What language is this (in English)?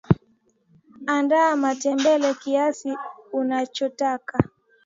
Swahili